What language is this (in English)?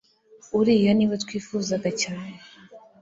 Kinyarwanda